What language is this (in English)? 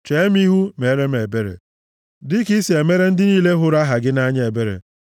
Igbo